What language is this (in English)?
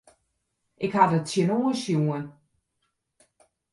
Western Frisian